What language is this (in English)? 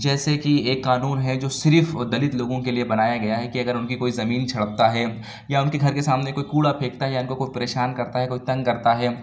Urdu